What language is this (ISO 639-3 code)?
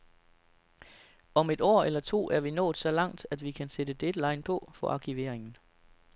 dan